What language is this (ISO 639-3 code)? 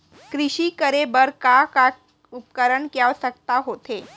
hne